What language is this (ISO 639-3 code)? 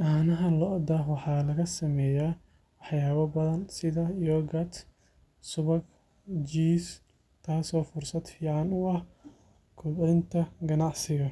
som